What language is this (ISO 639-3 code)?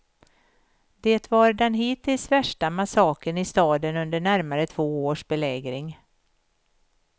swe